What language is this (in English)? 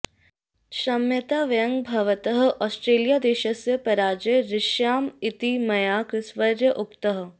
Sanskrit